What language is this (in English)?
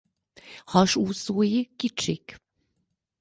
Hungarian